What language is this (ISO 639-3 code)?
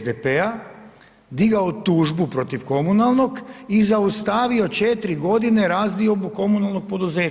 hrv